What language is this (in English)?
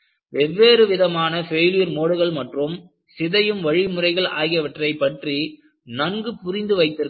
Tamil